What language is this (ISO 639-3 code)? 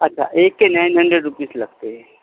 urd